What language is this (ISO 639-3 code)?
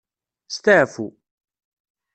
kab